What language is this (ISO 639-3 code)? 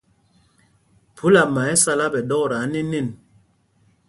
mgg